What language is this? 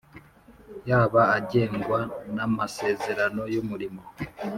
Kinyarwanda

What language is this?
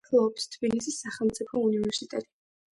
Georgian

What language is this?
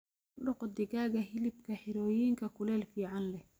Somali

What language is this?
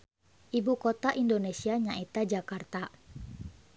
Sundanese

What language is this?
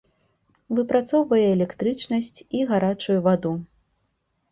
Belarusian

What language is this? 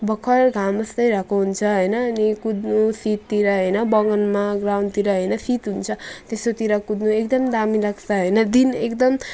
Nepali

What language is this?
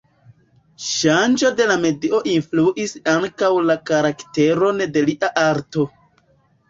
Esperanto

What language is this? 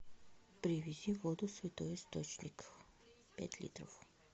Russian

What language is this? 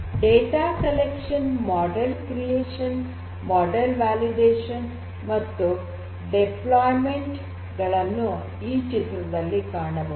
Kannada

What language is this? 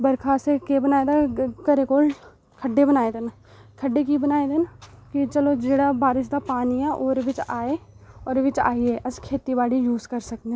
Dogri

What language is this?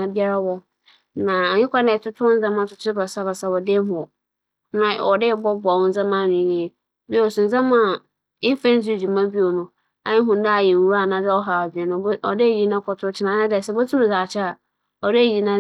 Akan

